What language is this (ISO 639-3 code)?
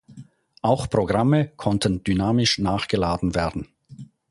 deu